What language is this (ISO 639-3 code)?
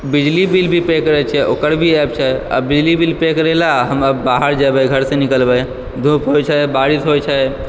mai